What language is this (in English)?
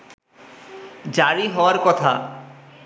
Bangla